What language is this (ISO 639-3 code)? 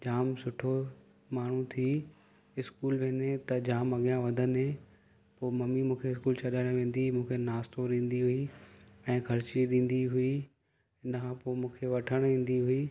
snd